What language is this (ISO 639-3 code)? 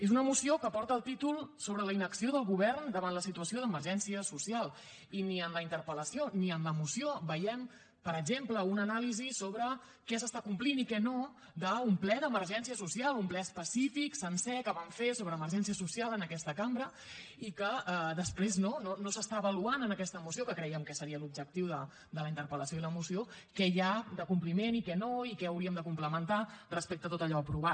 cat